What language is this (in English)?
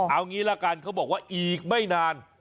Thai